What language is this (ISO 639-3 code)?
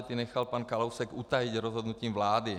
ces